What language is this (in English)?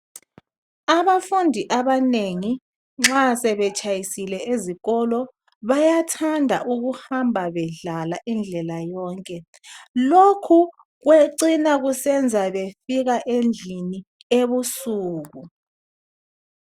North Ndebele